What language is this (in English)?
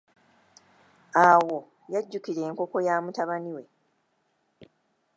Ganda